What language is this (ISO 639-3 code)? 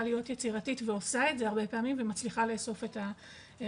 heb